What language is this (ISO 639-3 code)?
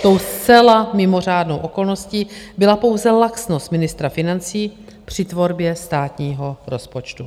ces